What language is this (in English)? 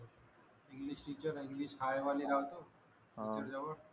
Marathi